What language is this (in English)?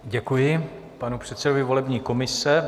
Czech